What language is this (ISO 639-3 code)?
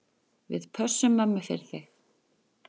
isl